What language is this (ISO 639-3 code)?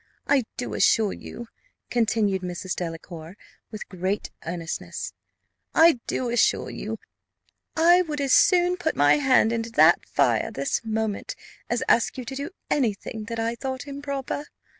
eng